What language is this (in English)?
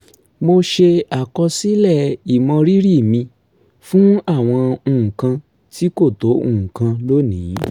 Yoruba